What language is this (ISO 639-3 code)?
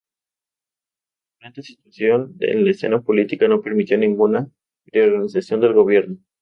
spa